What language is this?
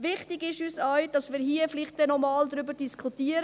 Swiss German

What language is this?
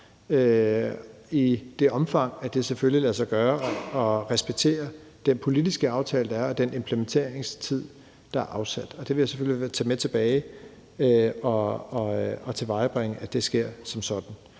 Danish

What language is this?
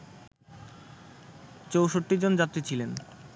Bangla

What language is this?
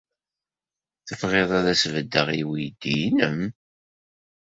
Kabyle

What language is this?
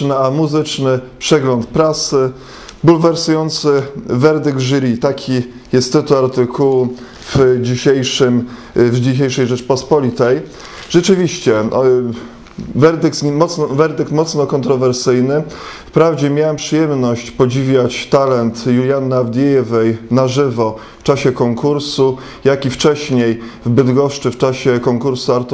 Polish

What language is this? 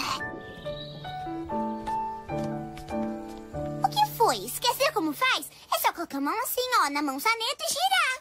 Portuguese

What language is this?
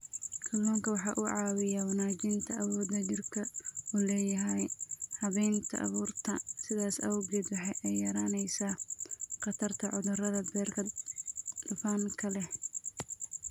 Somali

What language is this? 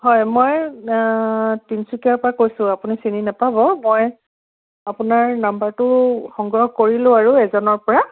Assamese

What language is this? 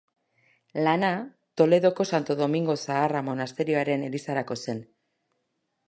Basque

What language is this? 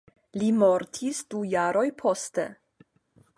Esperanto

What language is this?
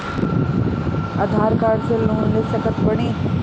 Bhojpuri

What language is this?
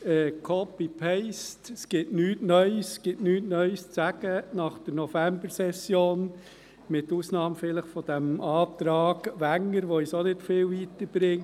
Swiss German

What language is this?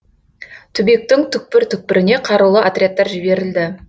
Kazakh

